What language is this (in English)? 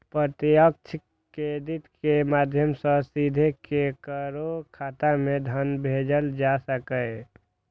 Maithili